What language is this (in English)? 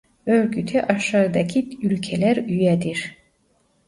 Turkish